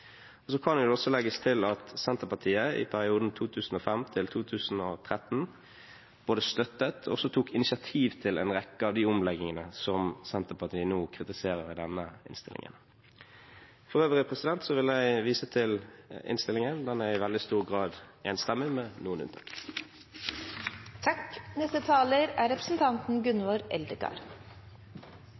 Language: Norwegian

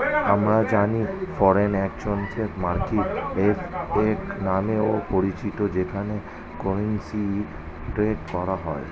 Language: Bangla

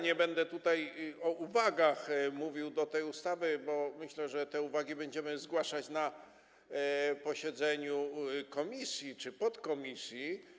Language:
Polish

